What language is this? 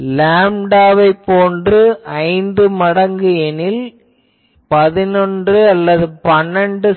Tamil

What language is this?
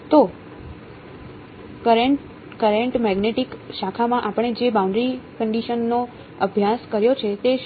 Gujarati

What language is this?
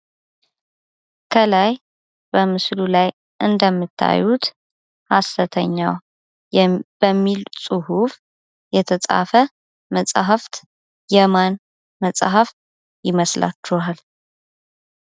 Amharic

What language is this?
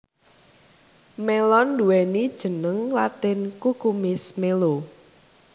Javanese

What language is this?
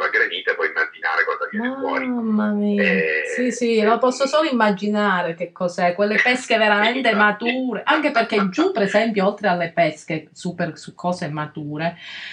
Italian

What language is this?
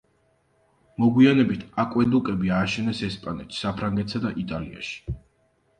Georgian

